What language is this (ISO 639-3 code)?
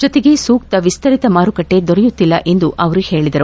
kan